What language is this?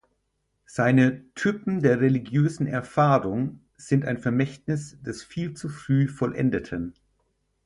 German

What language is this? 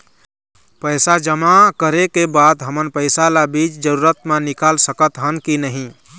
Chhattisgarhi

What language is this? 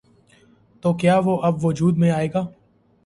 Urdu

